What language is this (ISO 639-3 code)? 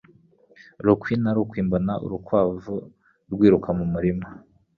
kin